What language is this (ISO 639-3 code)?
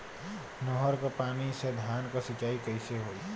bho